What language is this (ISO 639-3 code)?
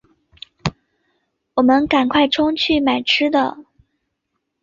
zho